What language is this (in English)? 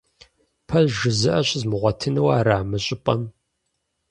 Kabardian